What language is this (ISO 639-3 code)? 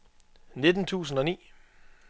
dan